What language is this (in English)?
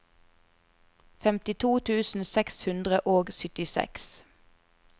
Norwegian